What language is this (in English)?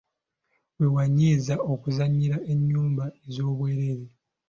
Ganda